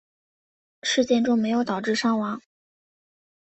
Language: Chinese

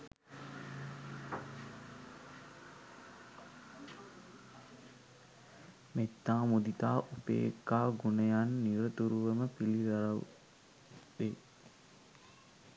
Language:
Sinhala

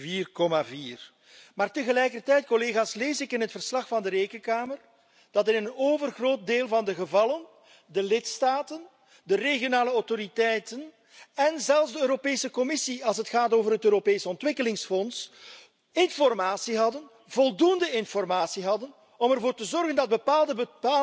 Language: Dutch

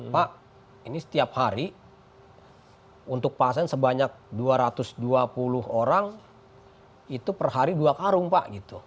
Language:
Indonesian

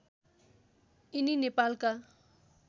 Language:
Nepali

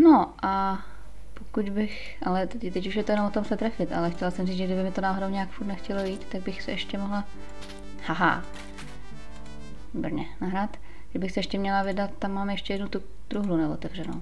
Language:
Czech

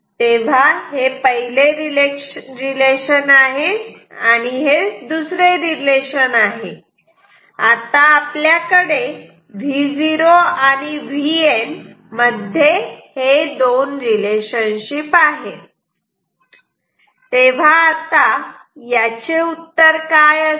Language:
Marathi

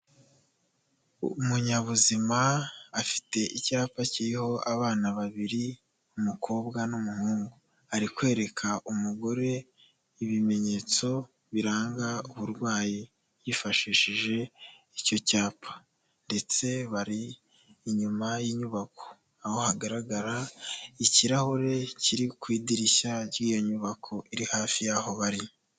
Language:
Kinyarwanda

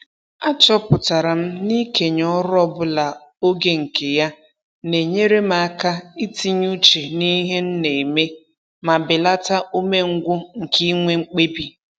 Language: Igbo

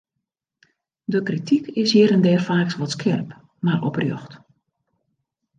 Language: Western Frisian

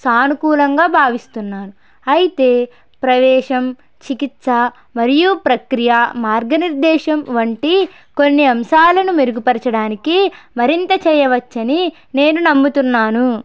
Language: Telugu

